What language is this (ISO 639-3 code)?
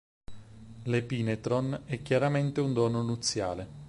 ita